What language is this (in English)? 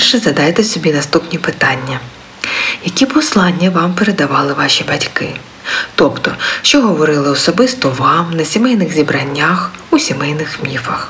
Ukrainian